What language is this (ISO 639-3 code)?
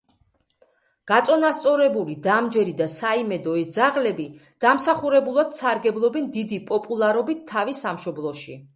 kat